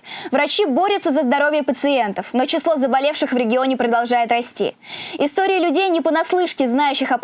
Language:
Russian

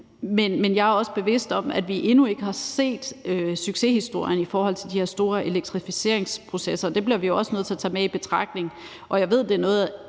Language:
Danish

